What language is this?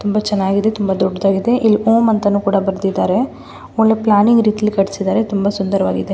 Kannada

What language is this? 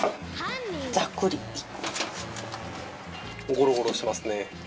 Japanese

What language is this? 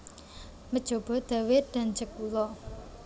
Javanese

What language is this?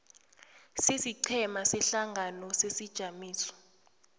South Ndebele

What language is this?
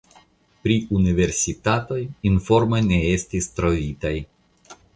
Esperanto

